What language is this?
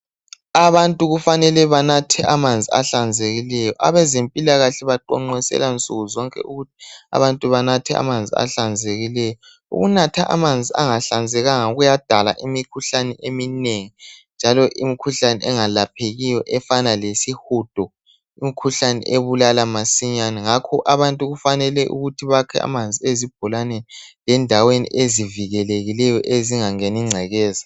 North Ndebele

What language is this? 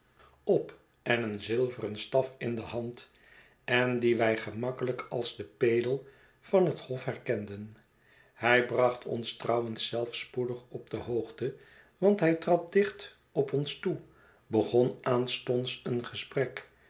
Dutch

